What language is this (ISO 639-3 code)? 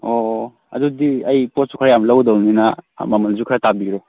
mni